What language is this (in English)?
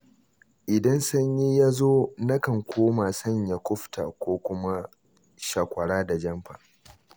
Hausa